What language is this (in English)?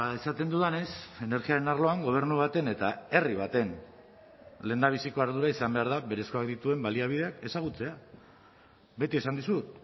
Basque